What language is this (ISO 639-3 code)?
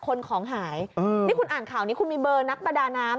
tha